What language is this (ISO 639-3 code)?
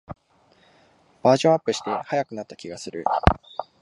jpn